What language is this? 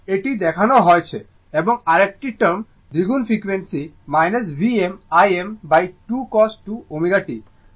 Bangla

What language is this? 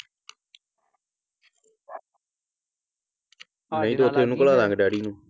Punjabi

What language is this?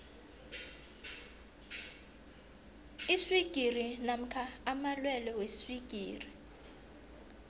South Ndebele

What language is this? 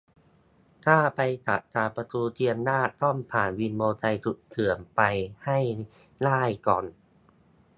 Thai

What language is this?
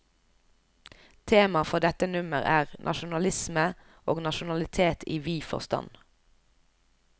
Norwegian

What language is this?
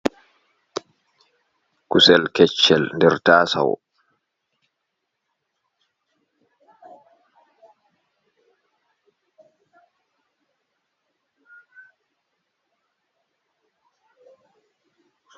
Fula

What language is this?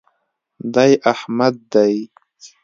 Pashto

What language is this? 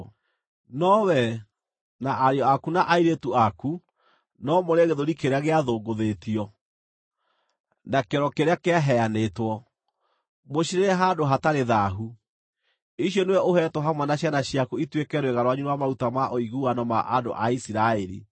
Kikuyu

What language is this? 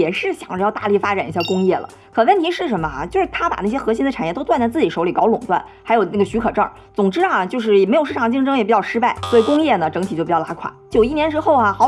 Chinese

